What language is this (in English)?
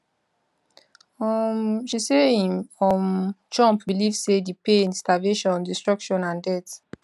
Nigerian Pidgin